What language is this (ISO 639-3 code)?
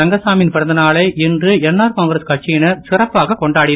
tam